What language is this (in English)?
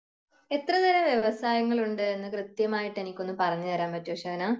Malayalam